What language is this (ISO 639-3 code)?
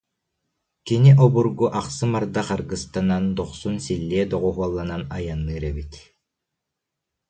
sah